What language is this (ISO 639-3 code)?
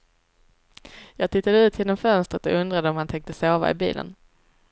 swe